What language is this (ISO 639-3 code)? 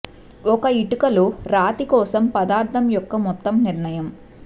tel